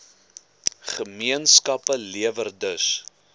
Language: Afrikaans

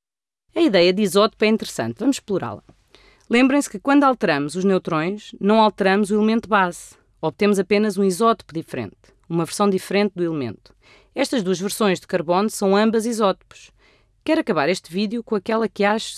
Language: Portuguese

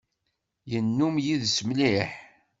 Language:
Kabyle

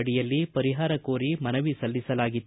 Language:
Kannada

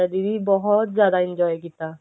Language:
Punjabi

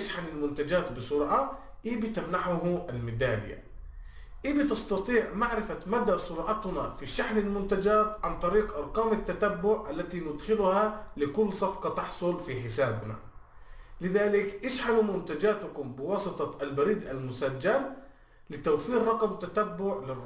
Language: Arabic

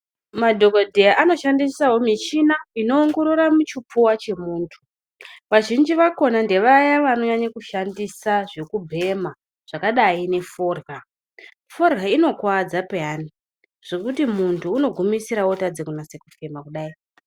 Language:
Ndau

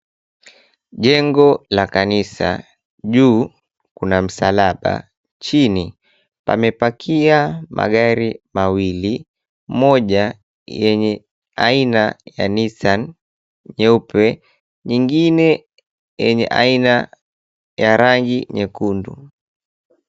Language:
Swahili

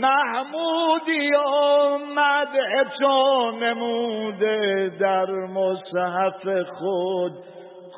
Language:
Persian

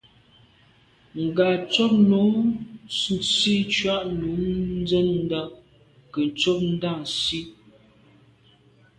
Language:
Medumba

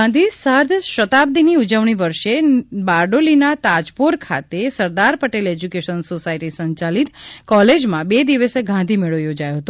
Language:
Gujarati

